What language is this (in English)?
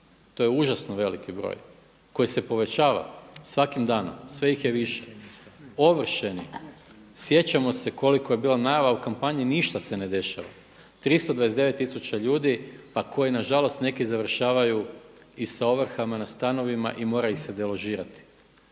Croatian